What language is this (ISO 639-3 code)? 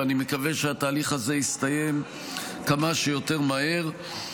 heb